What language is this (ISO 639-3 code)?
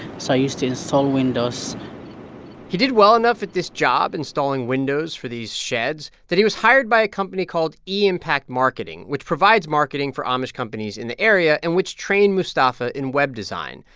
eng